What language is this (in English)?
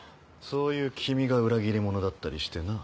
Japanese